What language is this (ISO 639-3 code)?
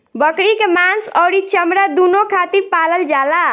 bho